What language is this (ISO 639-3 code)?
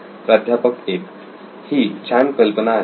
mar